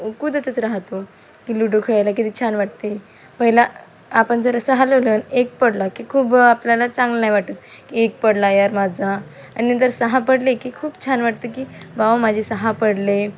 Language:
Marathi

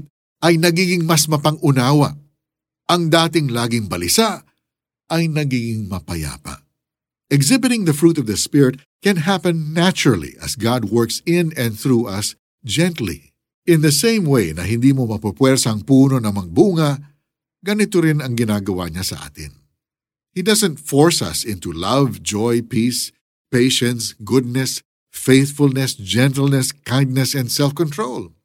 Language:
Filipino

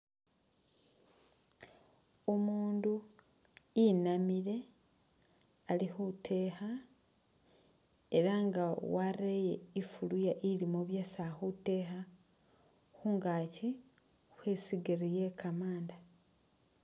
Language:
Masaaba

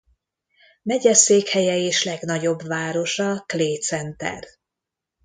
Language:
Hungarian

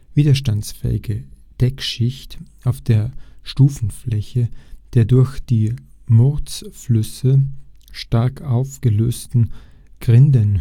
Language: German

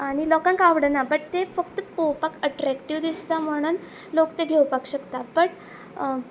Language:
Konkani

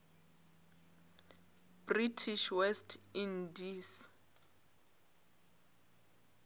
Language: Northern Sotho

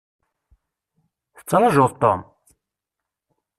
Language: Kabyle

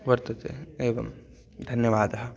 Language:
Sanskrit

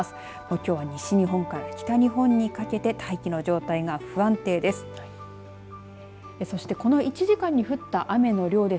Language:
Japanese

